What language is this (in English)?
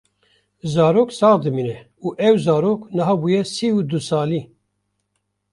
Kurdish